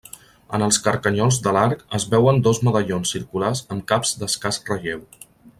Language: Catalan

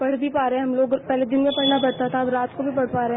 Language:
Hindi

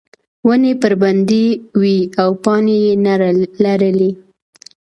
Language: Pashto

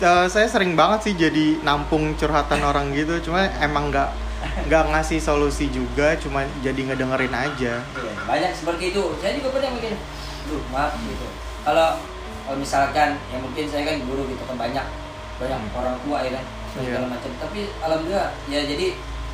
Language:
Indonesian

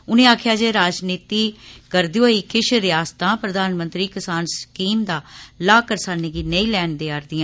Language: Dogri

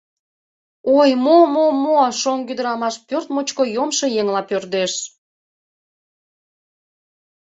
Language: Mari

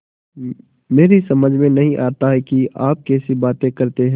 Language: Hindi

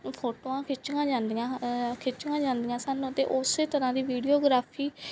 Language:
Punjabi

